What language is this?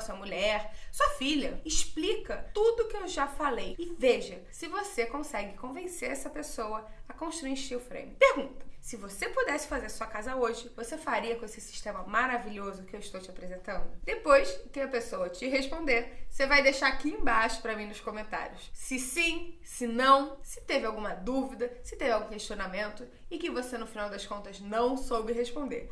Portuguese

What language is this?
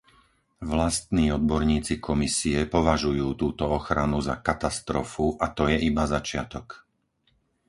Slovak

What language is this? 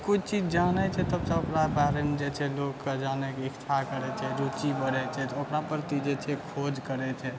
Maithili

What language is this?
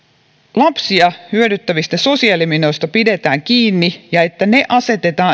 Finnish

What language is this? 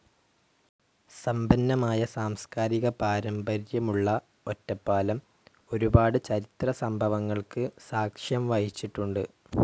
Malayalam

